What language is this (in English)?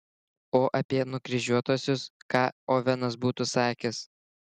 Lithuanian